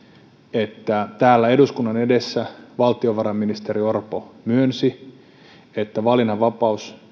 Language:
Finnish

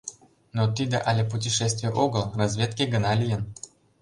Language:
Mari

